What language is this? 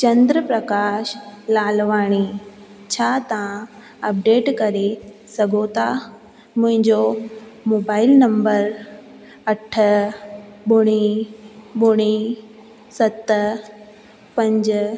Sindhi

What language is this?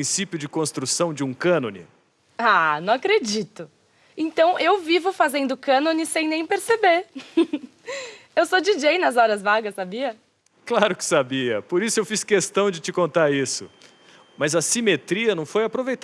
Portuguese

